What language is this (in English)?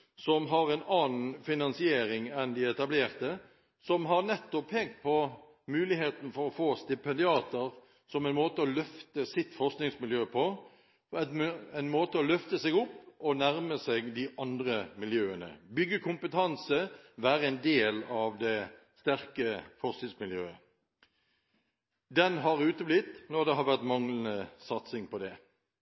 Norwegian Bokmål